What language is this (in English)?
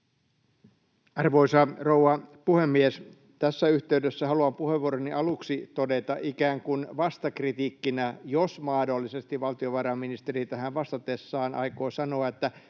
Finnish